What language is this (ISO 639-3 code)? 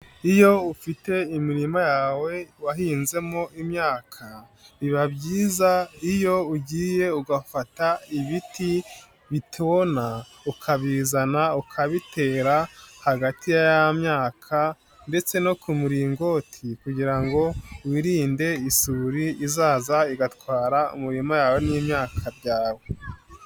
kin